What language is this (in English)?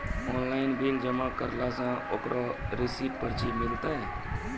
Maithili